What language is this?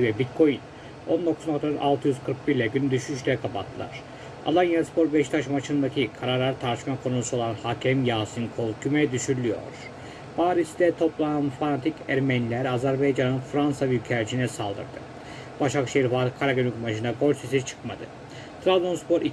Turkish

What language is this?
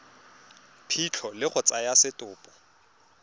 Tswana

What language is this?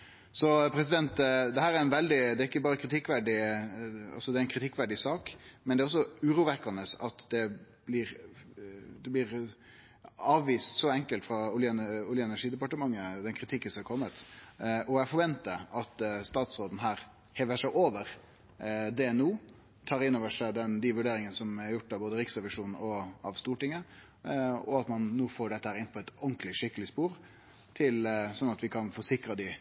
Norwegian Nynorsk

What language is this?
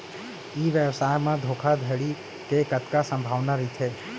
Chhattisgarhi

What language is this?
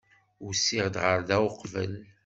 Kabyle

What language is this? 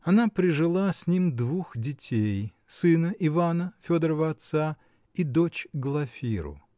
Russian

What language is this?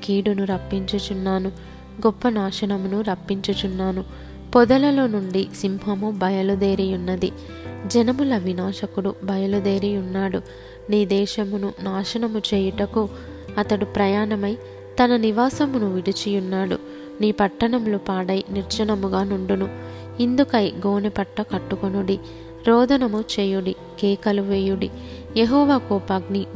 Telugu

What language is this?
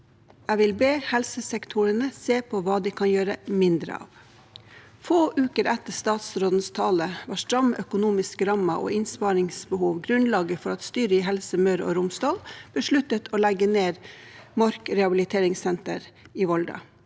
Norwegian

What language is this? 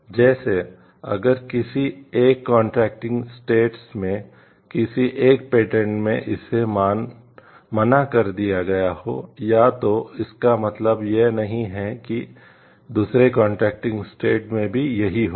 Hindi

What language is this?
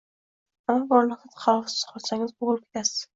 Uzbek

